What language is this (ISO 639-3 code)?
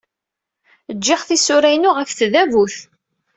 kab